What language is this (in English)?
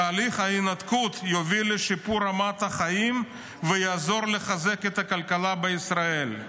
Hebrew